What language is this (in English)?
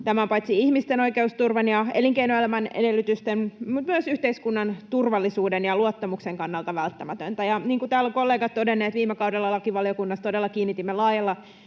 Finnish